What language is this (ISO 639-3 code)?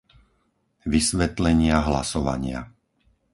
slk